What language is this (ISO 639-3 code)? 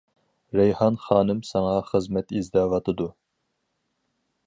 uig